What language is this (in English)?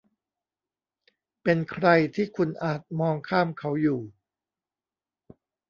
Thai